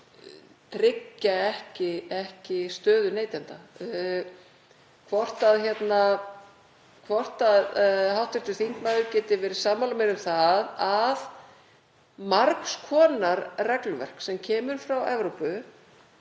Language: Icelandic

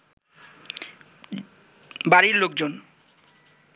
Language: Bangla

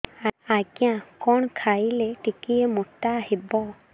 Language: Odia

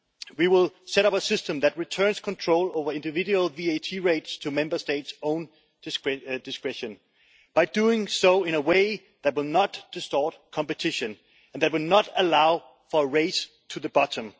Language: English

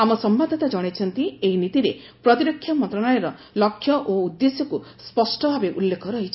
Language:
Odia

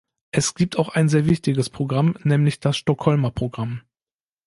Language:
German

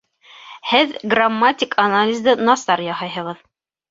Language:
Bashkir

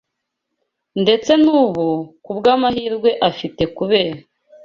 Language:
Kinyarwanda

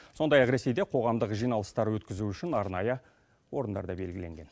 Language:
Kazakh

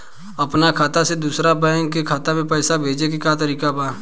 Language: Bhojpuri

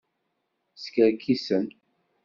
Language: Kabyle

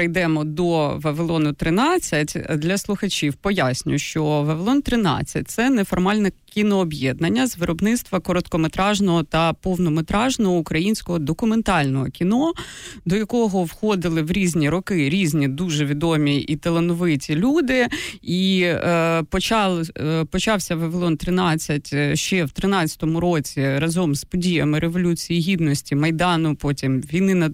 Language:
Ukrainian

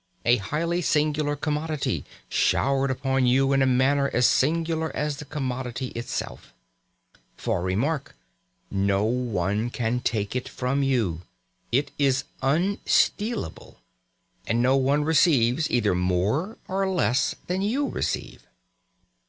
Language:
English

